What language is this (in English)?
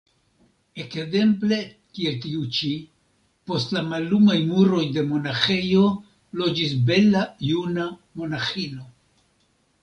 Esperanto